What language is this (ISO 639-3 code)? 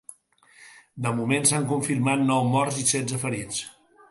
cat